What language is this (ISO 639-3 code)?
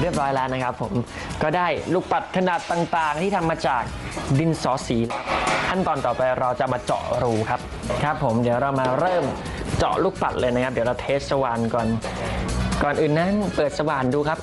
tha